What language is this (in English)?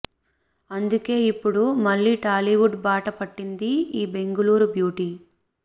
Telugu